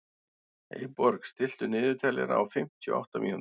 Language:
Icelandic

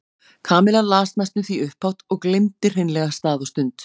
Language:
Icelandic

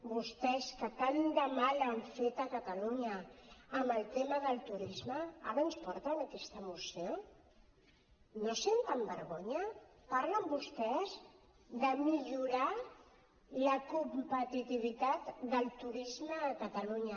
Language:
Catalan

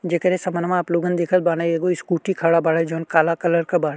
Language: Bhojpuri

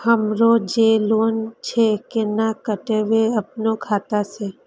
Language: Maithili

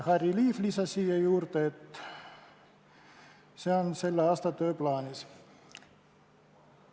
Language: Estonian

